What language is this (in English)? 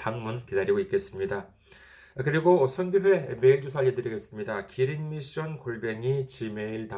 Korean